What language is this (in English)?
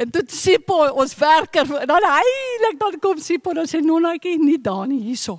Dutch